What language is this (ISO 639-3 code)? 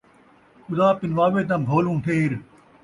skr